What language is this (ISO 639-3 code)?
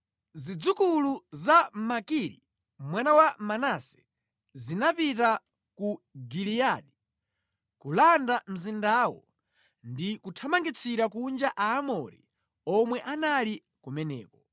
nya